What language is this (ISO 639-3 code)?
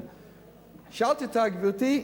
heb